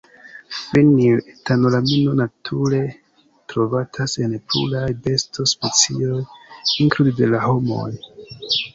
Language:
Esperanto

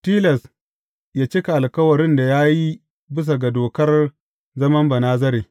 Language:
Hausa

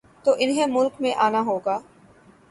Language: Urdu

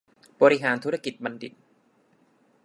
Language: Thai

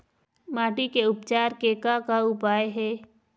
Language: Chhattisgarhi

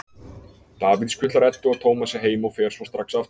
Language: Icelandic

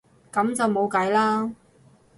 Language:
Cantonese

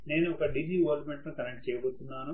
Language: Telugu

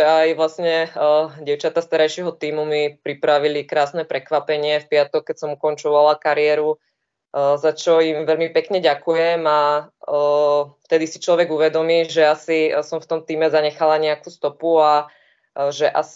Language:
Czech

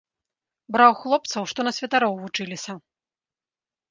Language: Belarusian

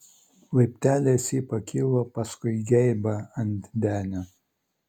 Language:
Lithuanian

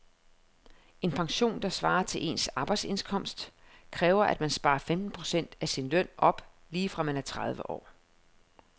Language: Danish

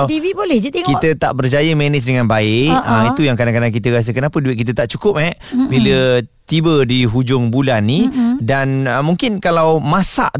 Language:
Malay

